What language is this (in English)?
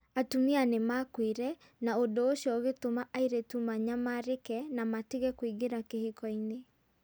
Kikuyu